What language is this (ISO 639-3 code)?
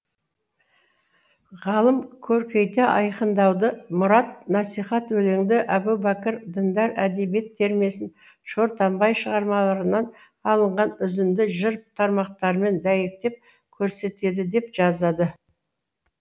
kaz